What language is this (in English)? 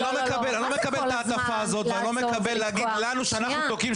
Hebrew